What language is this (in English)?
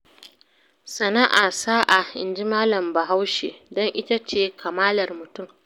Hausa